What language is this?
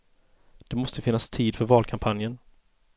Swedish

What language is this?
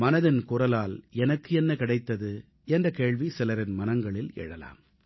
Tamil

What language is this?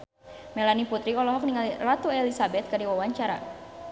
Sundanese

